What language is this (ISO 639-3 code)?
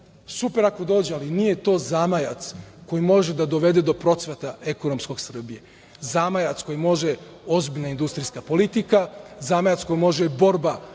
srp